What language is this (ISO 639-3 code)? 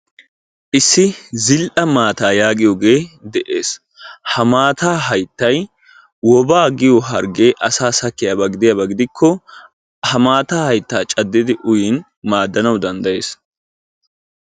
wal